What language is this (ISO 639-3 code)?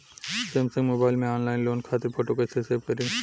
bho